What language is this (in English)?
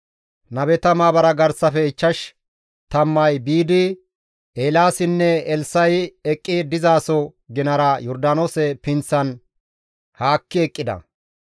Gamo